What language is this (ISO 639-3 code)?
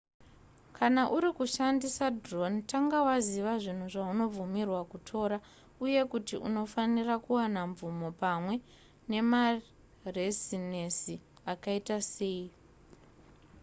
sna